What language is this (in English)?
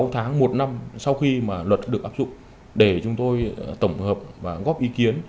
Vietnamese